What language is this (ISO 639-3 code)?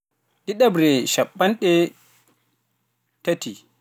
fuf